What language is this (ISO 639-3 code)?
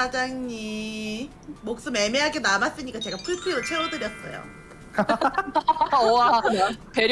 kor